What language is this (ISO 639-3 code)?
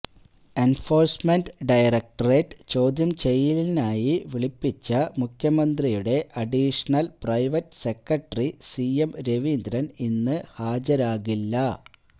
mal